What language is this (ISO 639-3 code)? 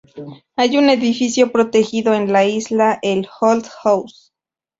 spa